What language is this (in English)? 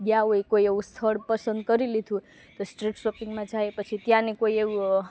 Gujarati